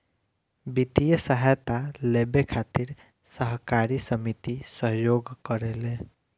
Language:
Bhojpuri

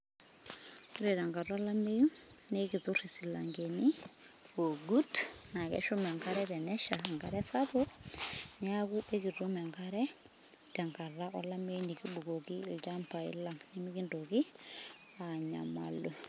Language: Masai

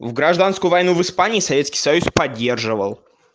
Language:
Russian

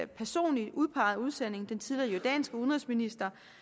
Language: Danish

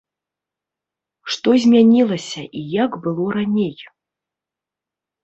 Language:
Belarusian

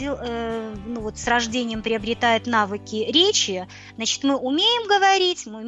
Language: Russian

